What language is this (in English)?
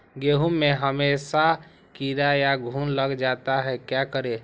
Magahi